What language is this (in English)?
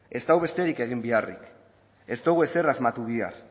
Basque